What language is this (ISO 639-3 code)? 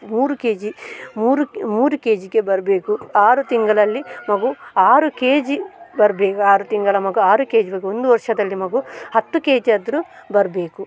kan